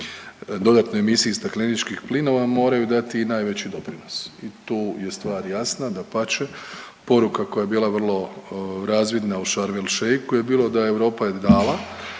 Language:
Croatian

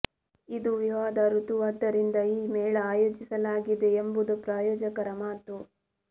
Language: Kannada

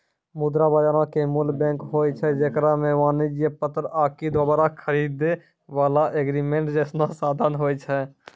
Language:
Maithili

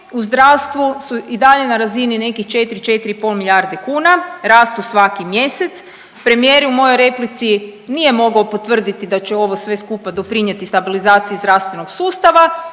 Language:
Croatian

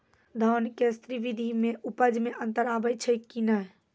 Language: Maithili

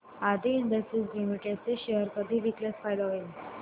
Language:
Marathi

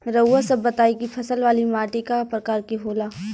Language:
Bhojpuri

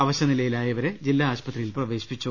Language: Malayalam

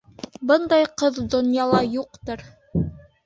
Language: Bashkir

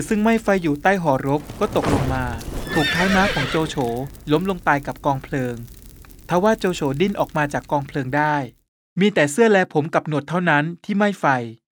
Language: Thai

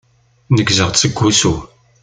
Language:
Kabyle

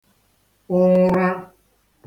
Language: Igbo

